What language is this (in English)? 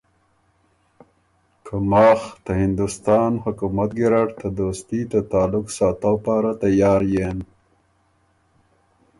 Ormuri